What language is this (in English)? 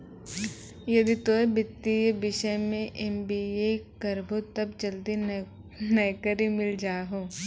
Maithili